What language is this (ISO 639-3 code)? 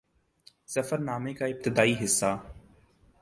urd